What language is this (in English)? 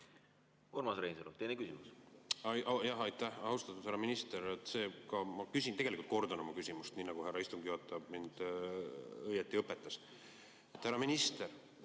Estonian